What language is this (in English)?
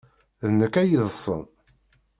Kabyle